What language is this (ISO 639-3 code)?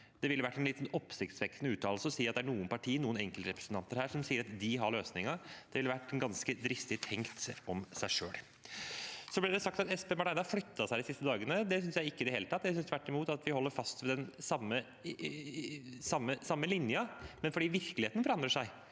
nor